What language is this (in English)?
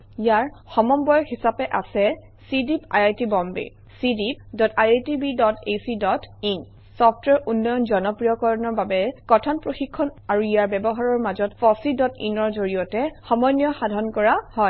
Assamese